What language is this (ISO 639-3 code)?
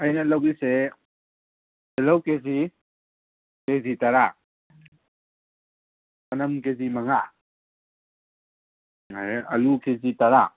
mni